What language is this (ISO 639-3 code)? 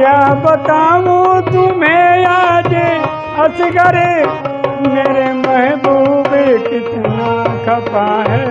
hin